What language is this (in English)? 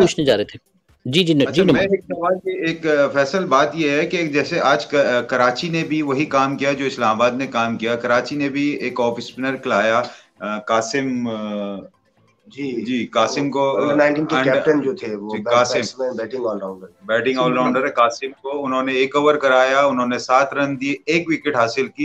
Hindi